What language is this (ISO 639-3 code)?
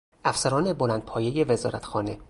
fas